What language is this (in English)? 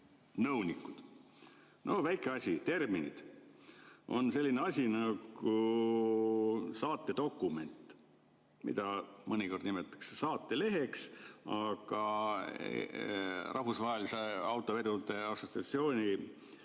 Estonian